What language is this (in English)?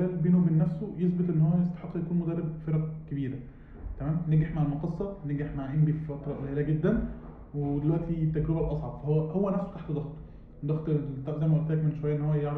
Arabic